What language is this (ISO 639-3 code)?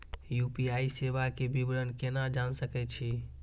mai